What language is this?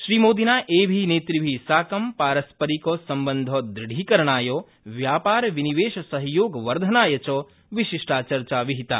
Sanskrit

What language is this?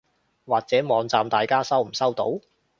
Cantonese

